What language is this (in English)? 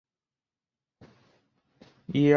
Chinese